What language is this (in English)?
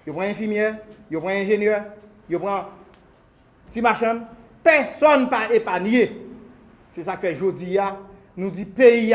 French